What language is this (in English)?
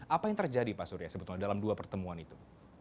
Indonesian